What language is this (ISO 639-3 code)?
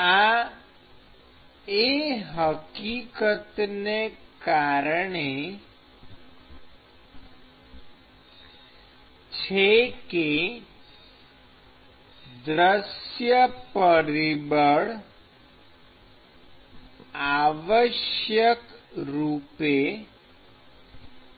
guj